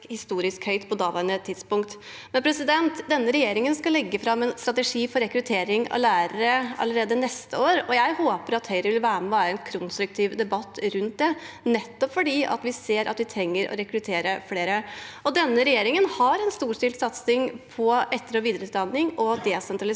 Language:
Norwegian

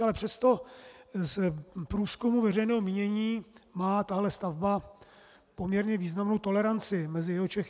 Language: Czech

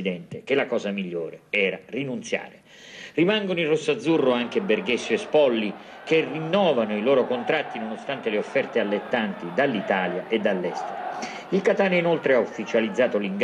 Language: Italian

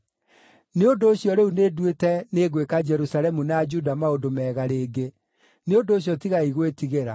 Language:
Kikuyu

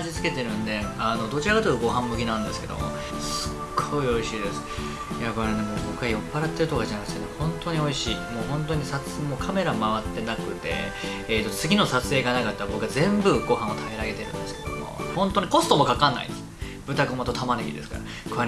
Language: Japanese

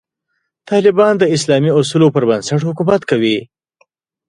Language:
Pashto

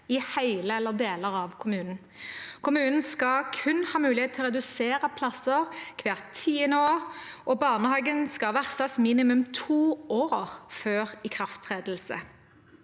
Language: Norwegian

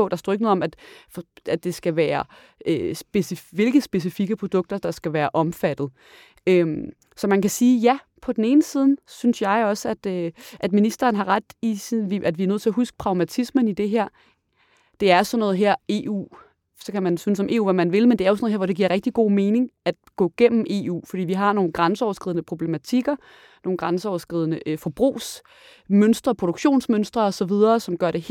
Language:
Danish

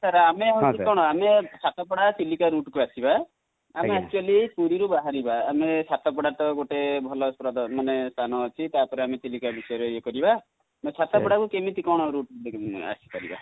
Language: Odia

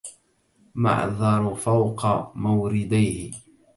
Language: Arabic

